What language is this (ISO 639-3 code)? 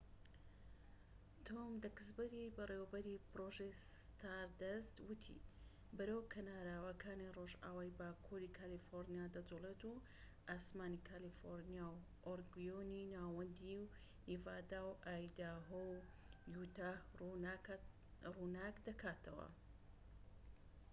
ckb